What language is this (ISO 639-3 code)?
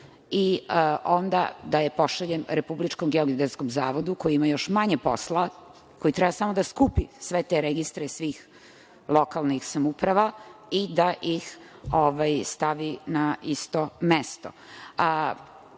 srp